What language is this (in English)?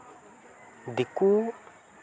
Santali